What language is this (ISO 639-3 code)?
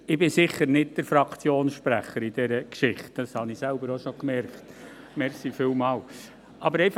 gsw